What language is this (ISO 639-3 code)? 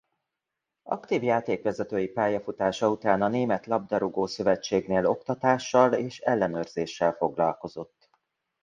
hun